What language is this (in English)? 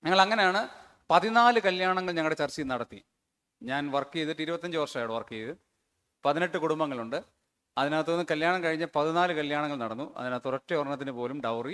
Malayalam